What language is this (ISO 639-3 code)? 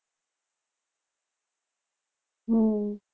guj